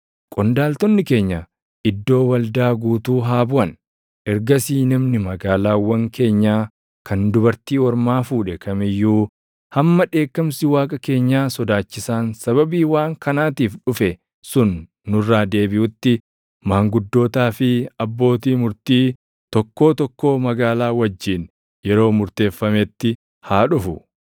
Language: Oromo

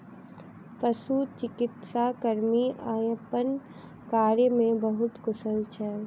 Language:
Maithili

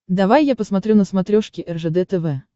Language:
Russian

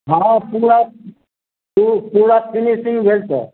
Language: Maithili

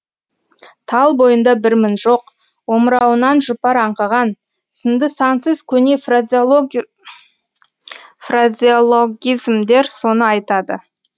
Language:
Kazakh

